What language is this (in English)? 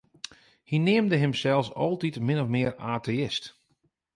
Western Frisian